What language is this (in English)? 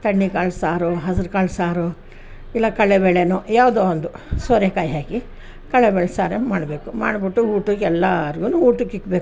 Kannada